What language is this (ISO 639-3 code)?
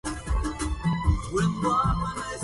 ara